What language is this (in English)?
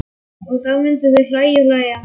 Icelandic